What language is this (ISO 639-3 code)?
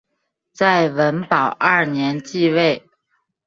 zho